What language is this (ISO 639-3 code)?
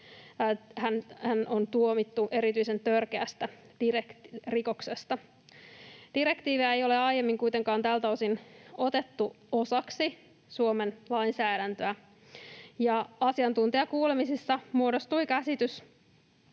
fin